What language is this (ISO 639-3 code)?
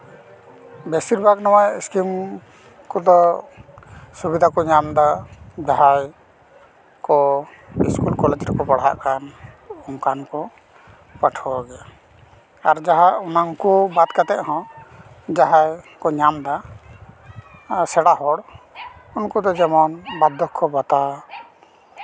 sat